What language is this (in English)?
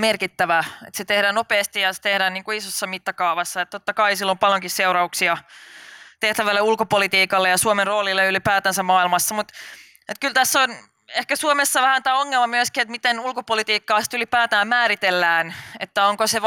Finnish